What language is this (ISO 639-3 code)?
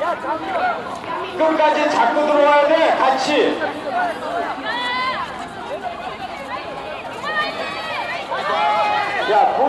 kor